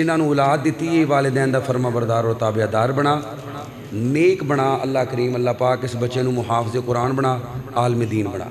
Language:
Arabic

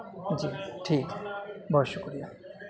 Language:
Urdu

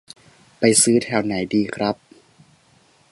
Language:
Thai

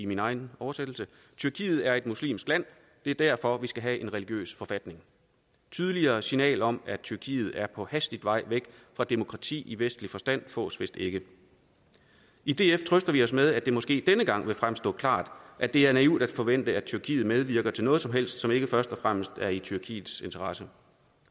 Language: Danish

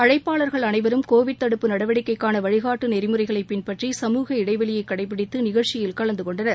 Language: Tamil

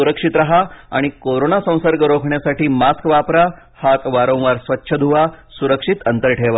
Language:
Marathi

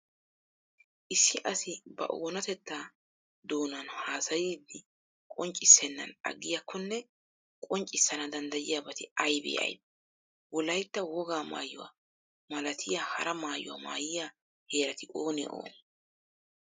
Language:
Wolaytta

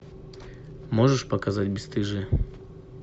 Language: Russian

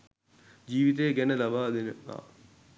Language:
Sinhala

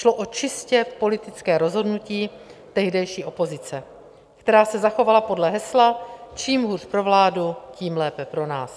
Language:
Czech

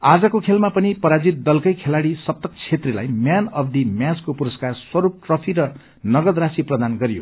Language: Nepali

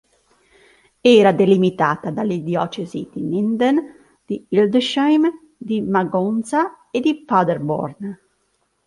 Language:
Italian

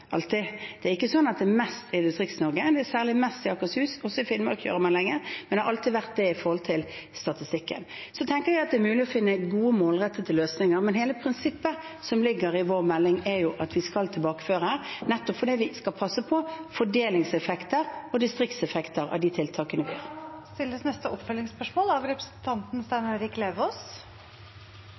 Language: Norwegian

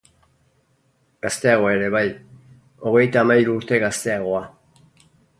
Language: Basque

